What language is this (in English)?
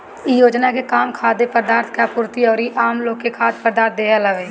Bhojpuri